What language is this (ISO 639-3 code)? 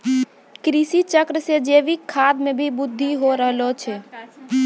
mai